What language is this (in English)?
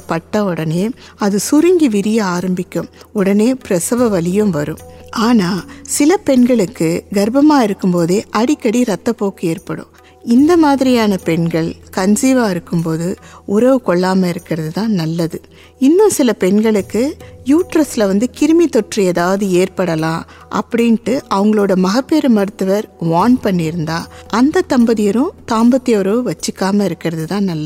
Tamil